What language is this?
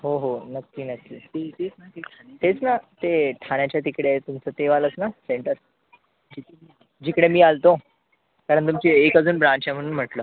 Marathi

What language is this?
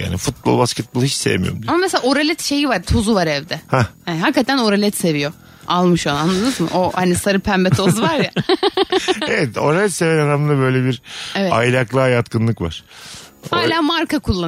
Turkish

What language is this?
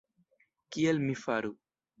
Esperanto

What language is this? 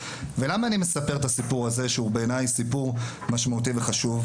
Hebrew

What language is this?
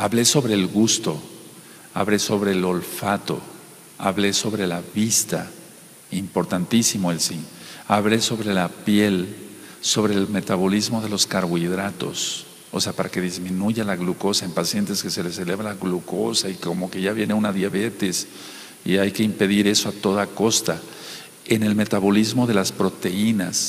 Spanish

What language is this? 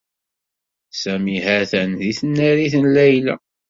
Kabyle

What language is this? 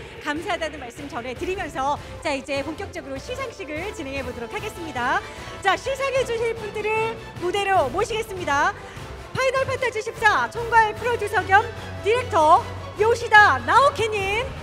Korean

